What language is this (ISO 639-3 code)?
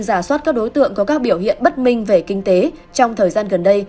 vie